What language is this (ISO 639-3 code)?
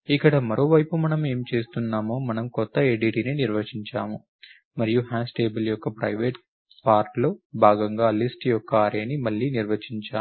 tel